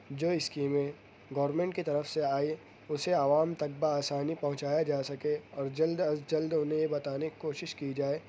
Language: Urdu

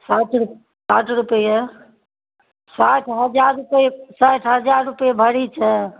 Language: Maithili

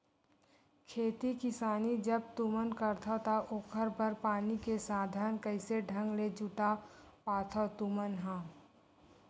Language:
Chhattisgarhi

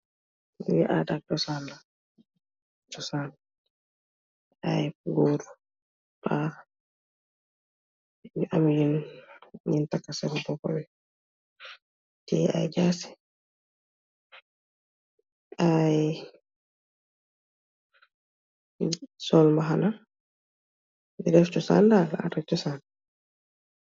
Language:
Wolof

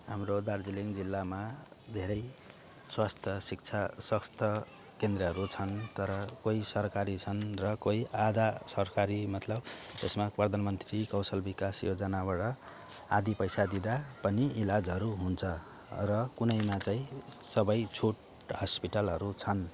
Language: Nepali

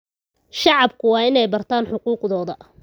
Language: Somali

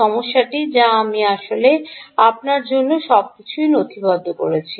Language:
Bangla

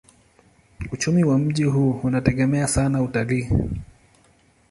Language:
Swahili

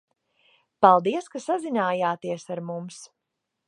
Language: Latvian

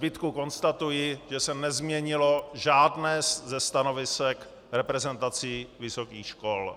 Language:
Czech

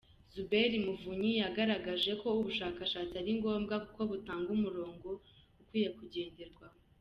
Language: Kinyarwanda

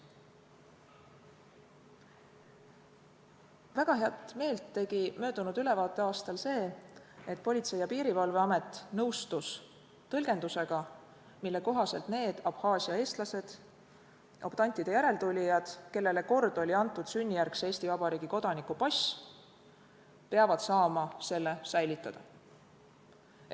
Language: Estonian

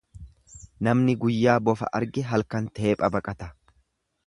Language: Oromo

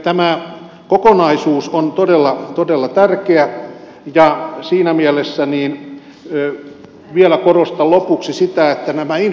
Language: Finnish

